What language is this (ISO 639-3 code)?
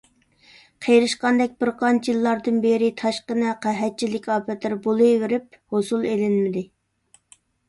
uig